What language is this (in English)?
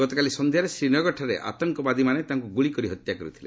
Odia